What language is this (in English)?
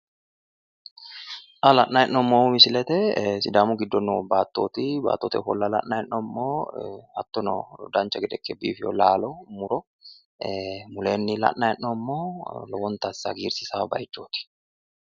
Sidamo